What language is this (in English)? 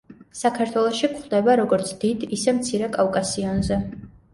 Georgian